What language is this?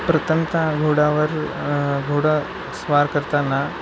Marathi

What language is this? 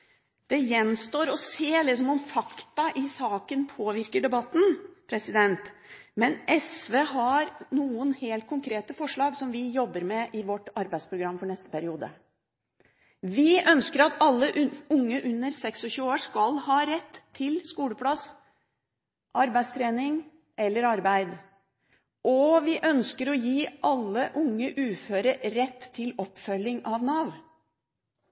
Norwegian Bokmål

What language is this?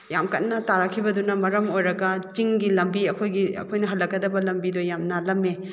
Manipuri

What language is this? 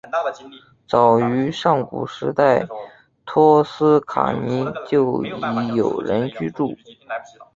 Chinese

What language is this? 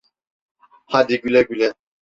Turkish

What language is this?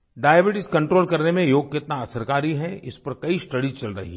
Hindi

